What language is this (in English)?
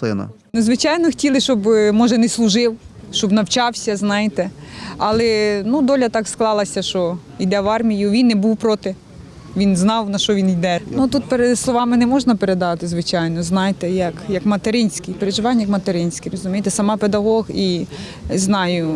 Ukrainian